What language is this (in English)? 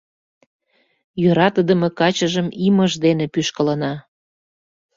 Mari